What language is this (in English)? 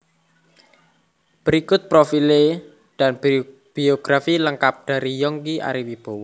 Javanese